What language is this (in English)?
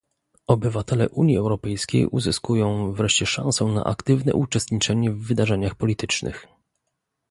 Polish